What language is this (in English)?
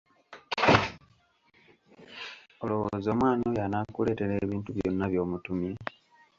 Ganda